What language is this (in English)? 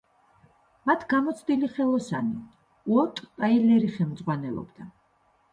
Georgian